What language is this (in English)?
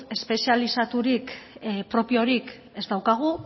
Basque